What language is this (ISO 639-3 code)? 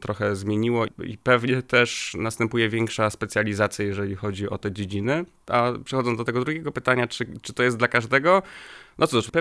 pol